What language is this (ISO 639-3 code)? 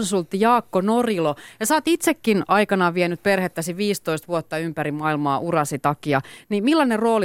fin